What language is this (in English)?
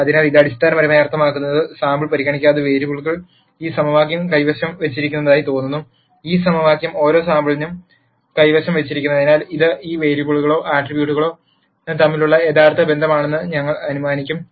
Malayalam